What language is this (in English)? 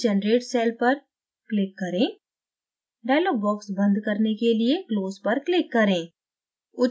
Hindi